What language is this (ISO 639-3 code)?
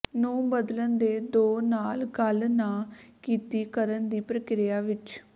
pan